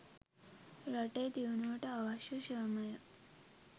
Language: Sinhala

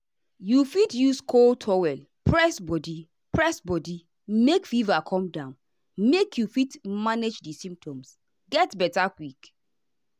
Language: Nigerian Pidgin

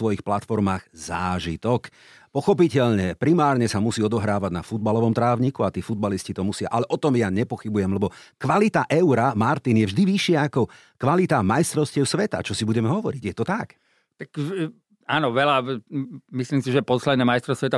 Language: Slovak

